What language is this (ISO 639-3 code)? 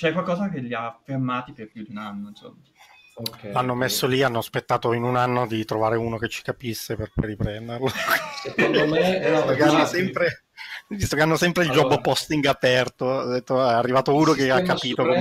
ita